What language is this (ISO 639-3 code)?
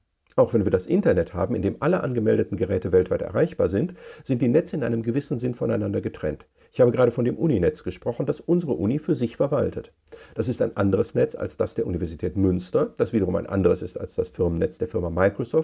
deu